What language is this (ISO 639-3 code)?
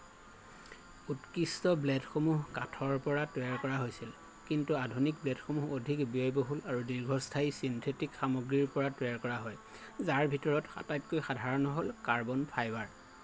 asm